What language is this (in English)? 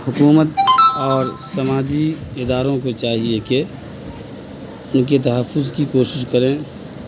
Urdu